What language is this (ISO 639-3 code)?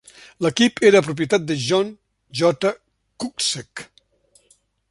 cat